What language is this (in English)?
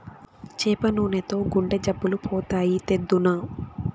Telugu